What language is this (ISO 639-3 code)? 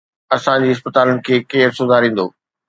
snd